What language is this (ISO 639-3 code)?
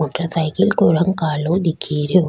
raj